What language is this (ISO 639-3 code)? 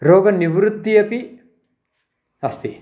san